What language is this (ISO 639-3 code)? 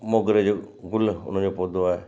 snd